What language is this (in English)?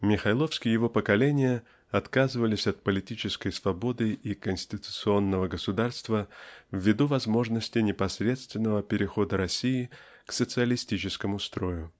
Russian